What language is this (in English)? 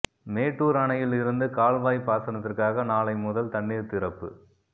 Tamil